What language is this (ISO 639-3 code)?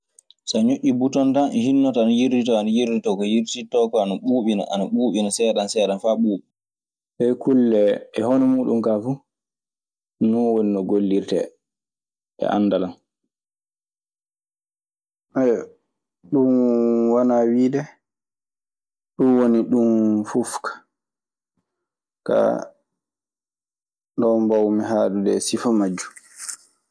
ffm